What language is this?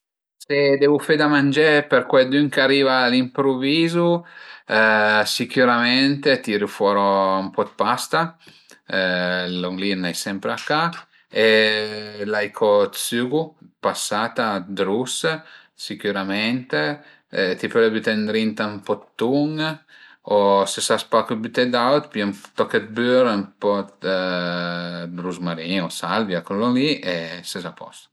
Piedmontese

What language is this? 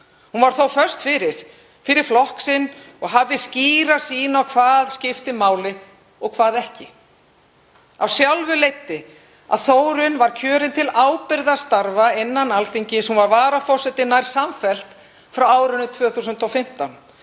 Icelandic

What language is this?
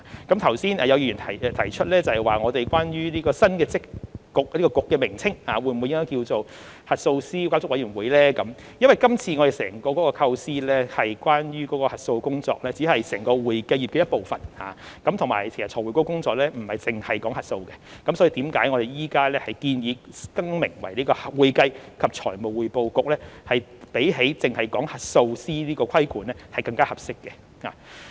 Cantonese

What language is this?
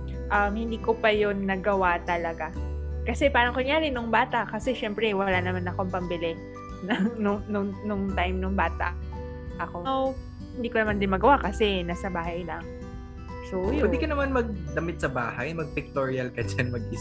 Filipino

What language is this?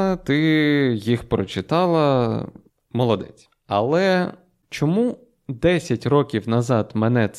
Ukrainian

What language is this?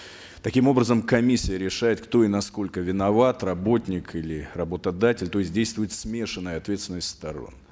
Kazakh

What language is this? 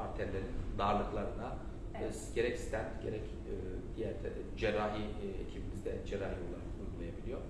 Turkish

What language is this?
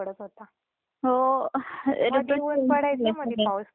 Marathi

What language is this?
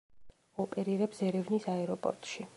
Georgian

